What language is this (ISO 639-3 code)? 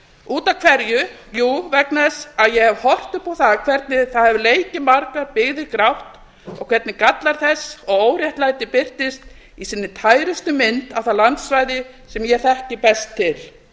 isl